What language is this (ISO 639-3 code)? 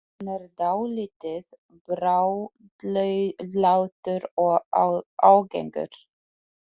isl